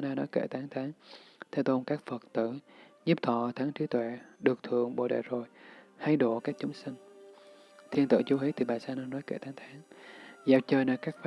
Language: Vietnamese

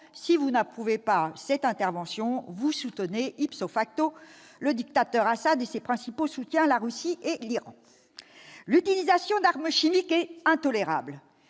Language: French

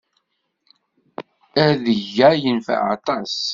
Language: Kabyle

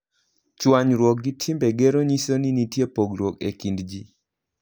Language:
Luo (Kenya and Tanzania)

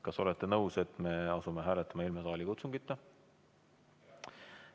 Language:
Estonian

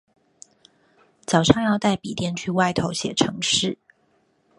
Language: Chinese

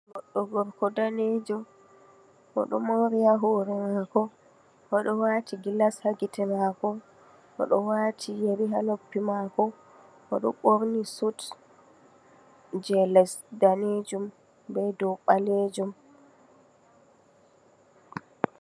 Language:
Fula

